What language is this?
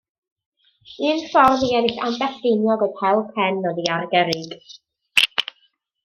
Welsh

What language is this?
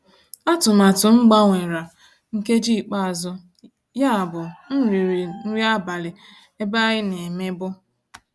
Igbo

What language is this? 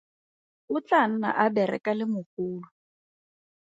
Tswana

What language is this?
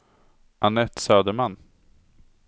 Swedish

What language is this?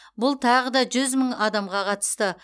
Kazakh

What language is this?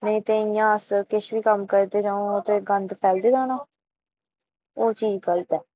Dogri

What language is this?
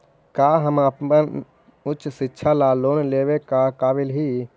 Magahi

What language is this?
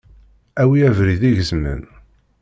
Kabyle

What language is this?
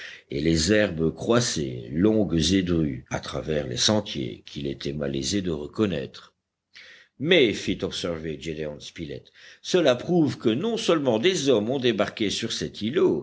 French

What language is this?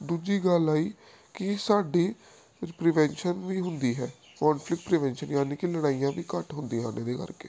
Punjabi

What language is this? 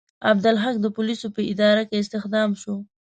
Pashto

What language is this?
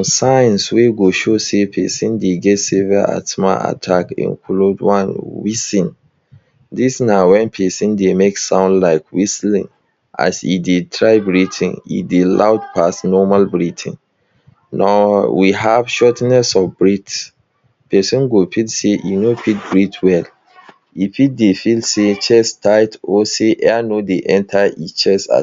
Nigerian Pidgin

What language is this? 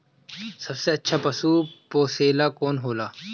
Bhojpuri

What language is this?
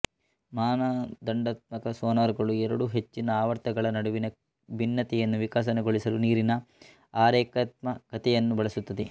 Kannada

